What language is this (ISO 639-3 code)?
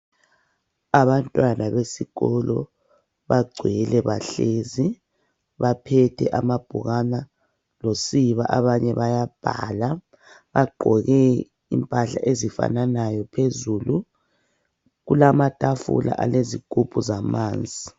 nde